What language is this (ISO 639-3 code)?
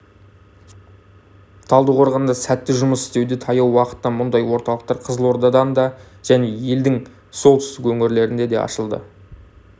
kaz